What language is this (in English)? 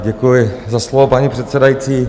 Czech